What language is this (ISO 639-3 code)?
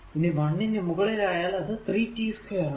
mal